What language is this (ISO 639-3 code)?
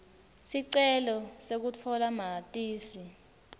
ssw